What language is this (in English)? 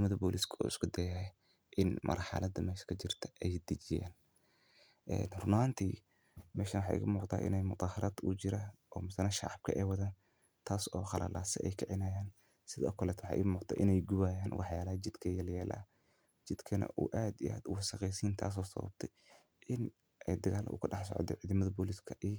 Somali